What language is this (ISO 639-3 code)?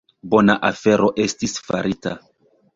epo